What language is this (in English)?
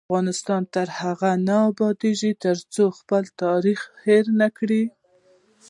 Pashto